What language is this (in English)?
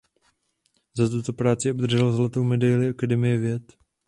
Czech